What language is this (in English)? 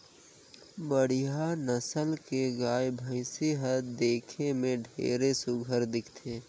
Chhattisgarhi